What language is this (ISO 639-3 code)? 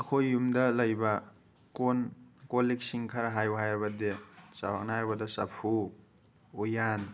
mni